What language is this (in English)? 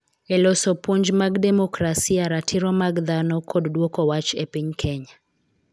Luo (Kenya and Tanzania)